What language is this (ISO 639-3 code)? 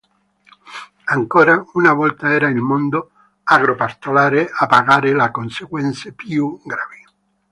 ita